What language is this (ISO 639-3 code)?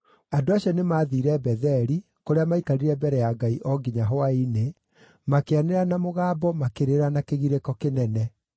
kik